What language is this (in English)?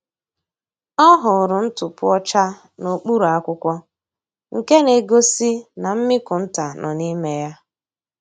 Igbo